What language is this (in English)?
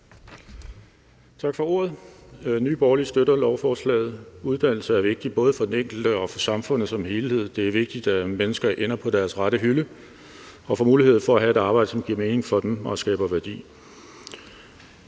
Danish